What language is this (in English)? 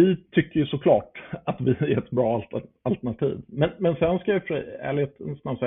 Swedish